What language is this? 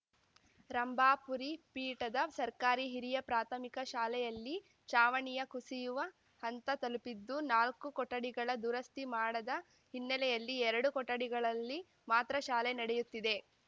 Kannada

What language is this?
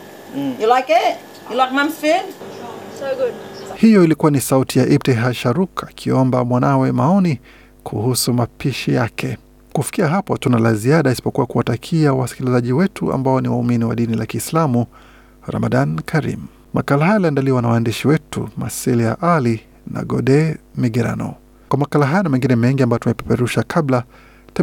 Swahili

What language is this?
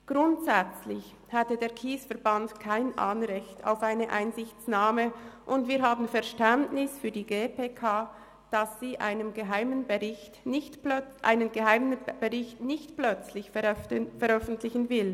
Swiss German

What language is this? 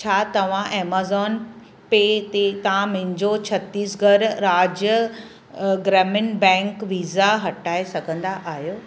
Sindhi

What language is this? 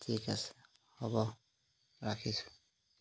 Assamese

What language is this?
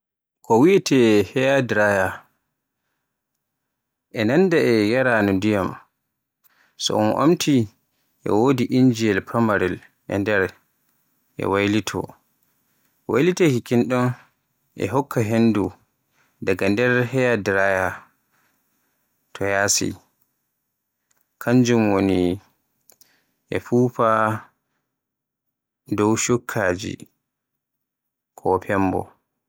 Borgu Fulfulde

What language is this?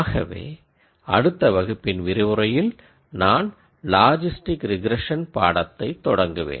Tamil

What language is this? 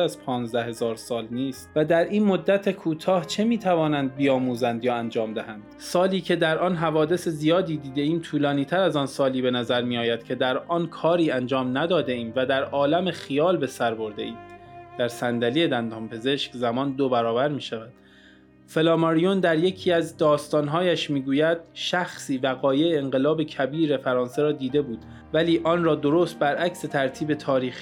Persian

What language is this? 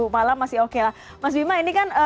Indonesian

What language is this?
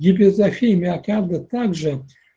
Russian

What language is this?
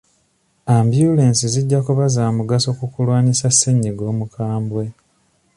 Ganda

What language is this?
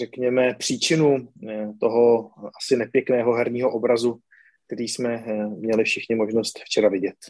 Czech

